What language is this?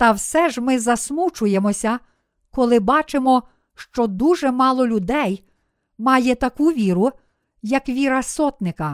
Ukrainian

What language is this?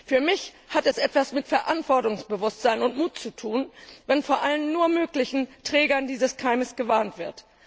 German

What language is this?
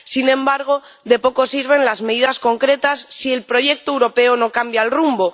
Spanish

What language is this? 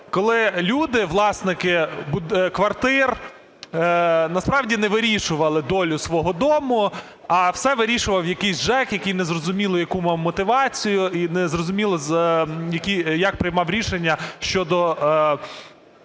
Ukrainian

